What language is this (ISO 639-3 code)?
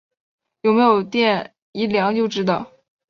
zho